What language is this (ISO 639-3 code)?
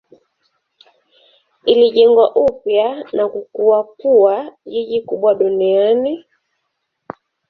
swa